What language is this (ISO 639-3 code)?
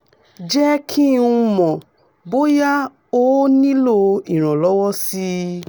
yor